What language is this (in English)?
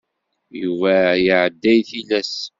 Kabyle